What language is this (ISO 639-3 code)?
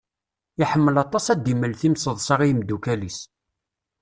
kab